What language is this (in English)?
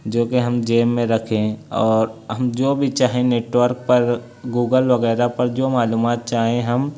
Urdu